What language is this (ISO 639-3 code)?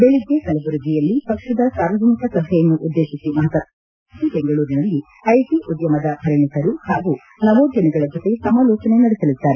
kan